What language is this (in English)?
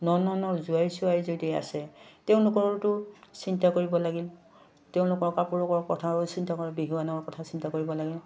Assamese